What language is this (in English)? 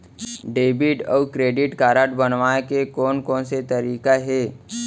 Chhattisgarhi